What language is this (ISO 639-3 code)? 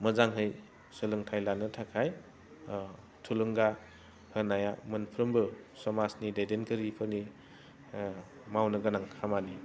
brx